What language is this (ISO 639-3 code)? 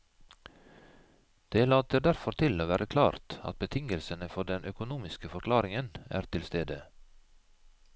nor